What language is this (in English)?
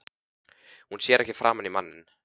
Icelandic